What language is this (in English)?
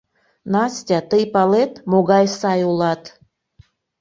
Mari